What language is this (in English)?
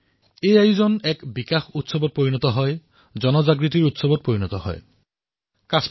Assamese